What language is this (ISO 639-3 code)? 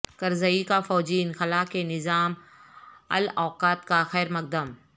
urd